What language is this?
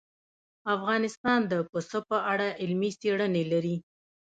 Pashto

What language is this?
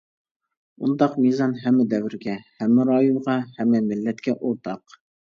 Uyghur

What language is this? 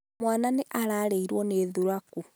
Kikuyu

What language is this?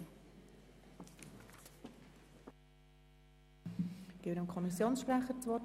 Swiss German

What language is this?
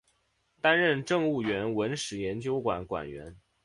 Chinese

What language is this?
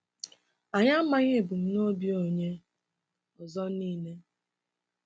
Igbo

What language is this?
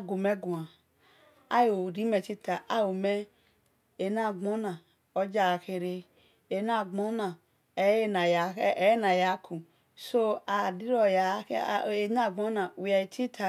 Esan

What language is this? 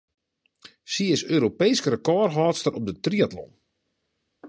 Western Frisian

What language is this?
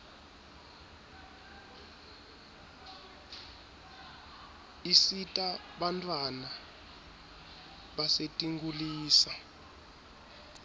Swati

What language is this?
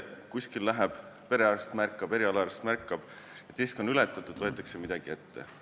Estonian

